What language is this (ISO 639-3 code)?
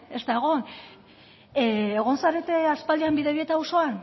eus